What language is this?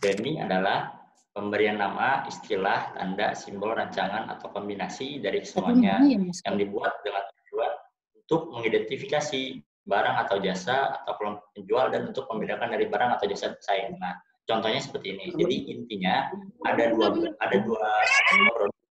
Indonesian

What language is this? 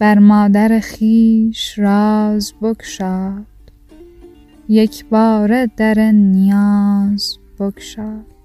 Persian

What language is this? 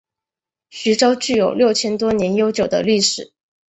Chinese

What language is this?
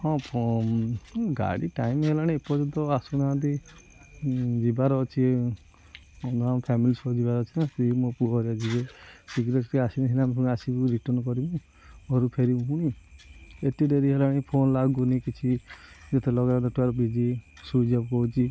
Odia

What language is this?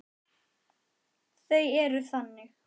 Icelandic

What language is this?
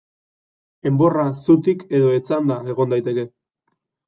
Basque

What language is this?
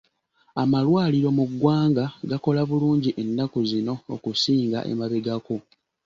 Ganda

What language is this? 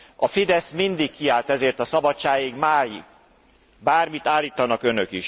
Hungarian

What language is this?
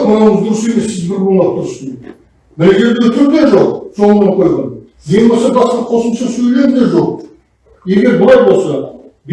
Turkish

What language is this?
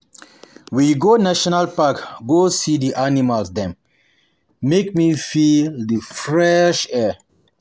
Nigerian Pidgin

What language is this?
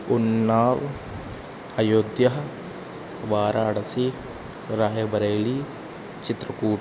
Sanskrit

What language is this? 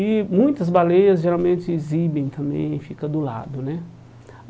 Portuguese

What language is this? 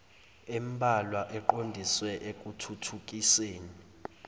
Zulu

